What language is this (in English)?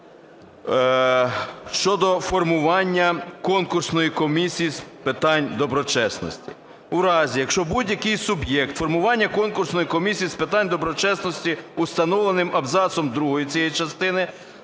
Ukrainian